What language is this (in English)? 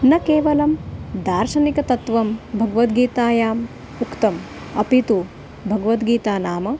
Sanskrit